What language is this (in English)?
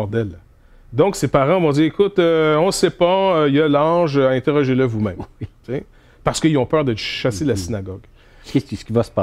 French